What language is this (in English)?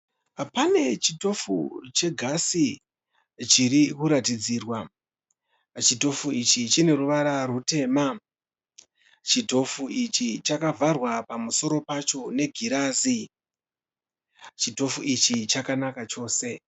Shona